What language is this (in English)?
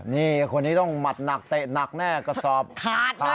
Thai